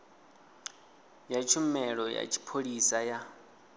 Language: Venda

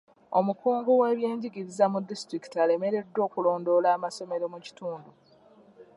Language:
Ganda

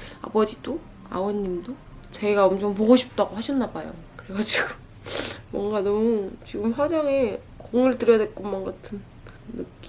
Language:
Korean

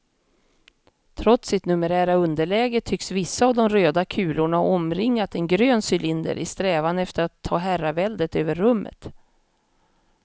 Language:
Swedish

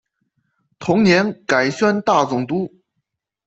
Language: Chinese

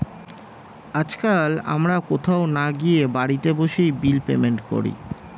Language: Bangla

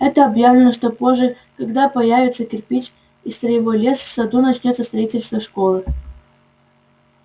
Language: Russian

